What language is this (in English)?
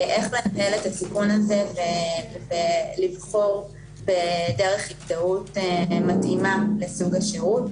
Hebrew